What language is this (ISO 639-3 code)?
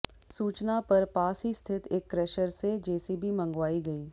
hin